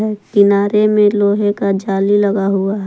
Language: Hindi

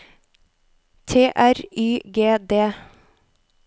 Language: Norwegian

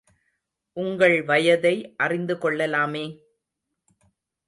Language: Tamil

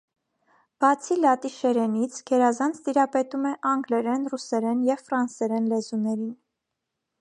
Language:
Armenian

